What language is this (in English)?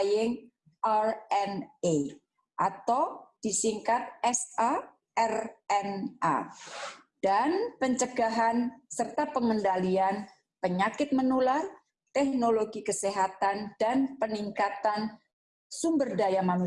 Indonesian